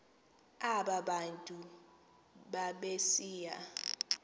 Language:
Xhosa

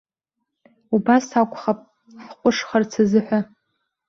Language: Abkhazian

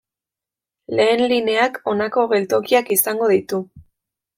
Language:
Basque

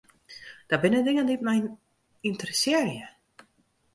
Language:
Western Frisian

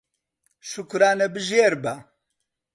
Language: Central Kurdish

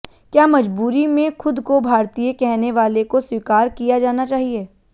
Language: Hindi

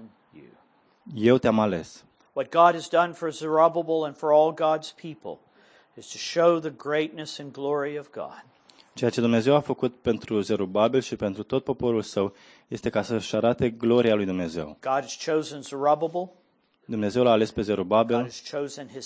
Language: Romanian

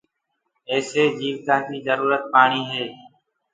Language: Gurgula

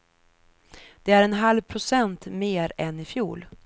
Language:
Swedish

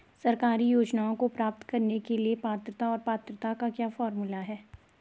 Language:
Hindi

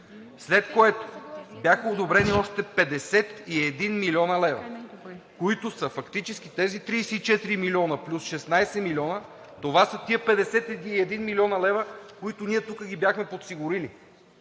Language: Bulgarian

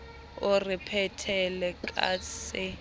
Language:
Southern Sotho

